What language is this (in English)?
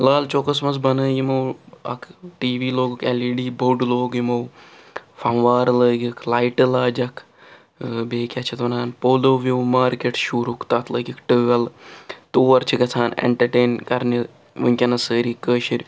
Kashmiri